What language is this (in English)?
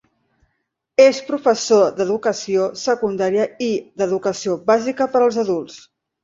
Catalan